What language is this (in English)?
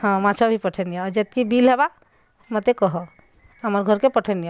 Odia